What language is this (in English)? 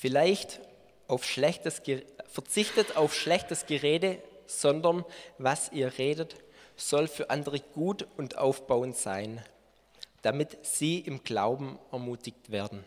German